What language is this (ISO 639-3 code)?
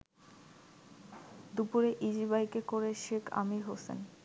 ben